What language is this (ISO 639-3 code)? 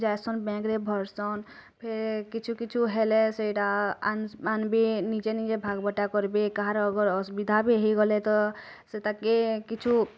ori